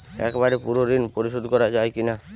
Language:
Bangla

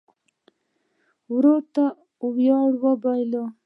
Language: Pashto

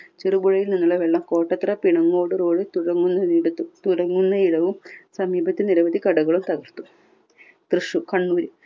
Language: Malayalam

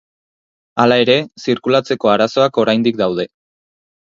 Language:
Basque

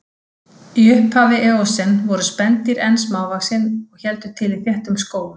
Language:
Icelandic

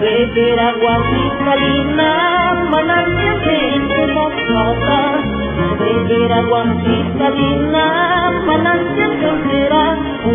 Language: Arabic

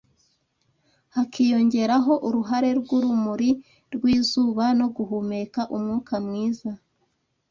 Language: Kinyarwanda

